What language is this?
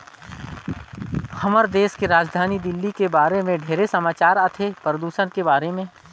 Chhattisgarhi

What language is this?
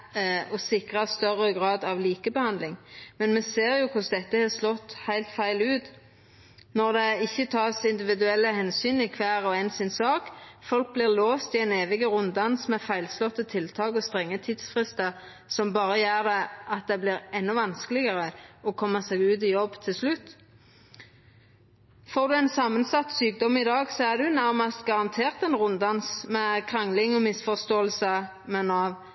Norwegian Nynorsk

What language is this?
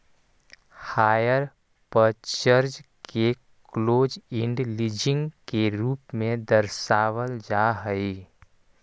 Magahi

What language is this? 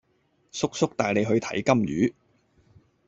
Cantonese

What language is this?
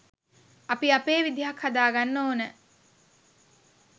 Sinhala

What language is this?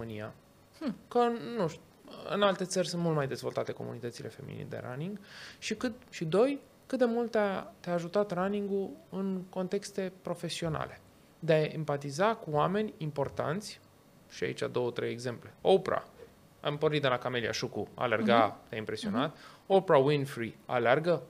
Romanian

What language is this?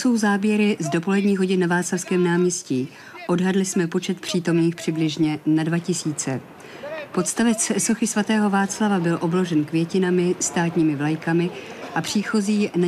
Czech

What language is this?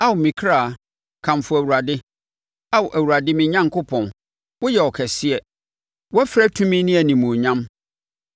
Akan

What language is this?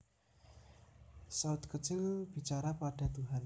Javanese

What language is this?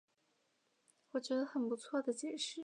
Chinese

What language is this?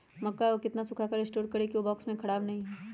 Magahi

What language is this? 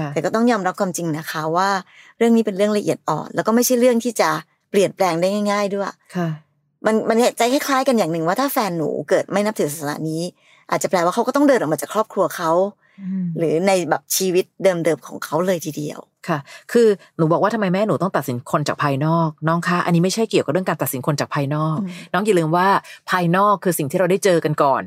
Thai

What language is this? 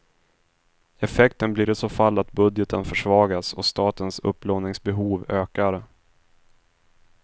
Swedish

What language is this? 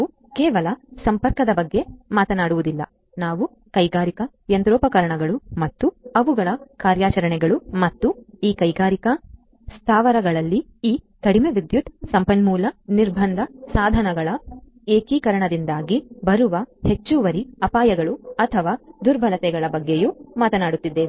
Kannada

